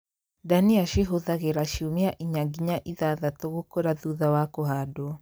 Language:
Kikuyu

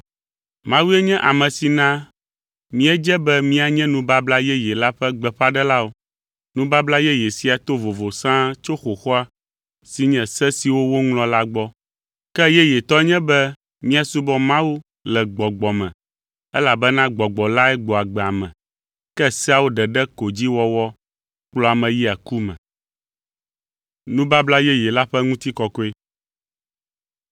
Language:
Ewe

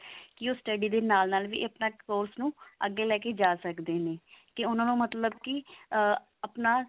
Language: Punjabi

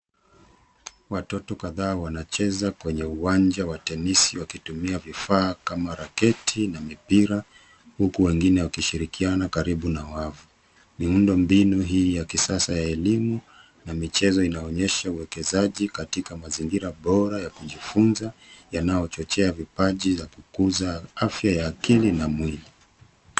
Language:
Swahili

